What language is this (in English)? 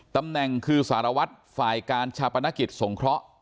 Thai